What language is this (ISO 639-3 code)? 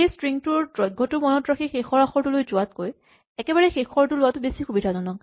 asm